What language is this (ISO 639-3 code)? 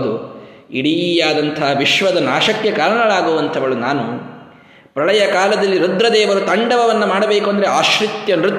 kan